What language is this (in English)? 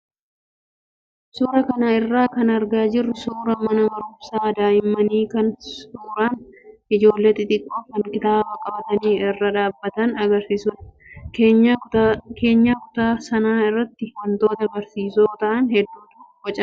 Oromo